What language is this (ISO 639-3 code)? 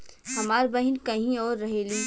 bho